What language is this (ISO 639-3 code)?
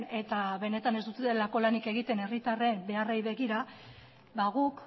eus